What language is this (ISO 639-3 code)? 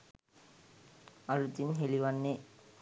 sin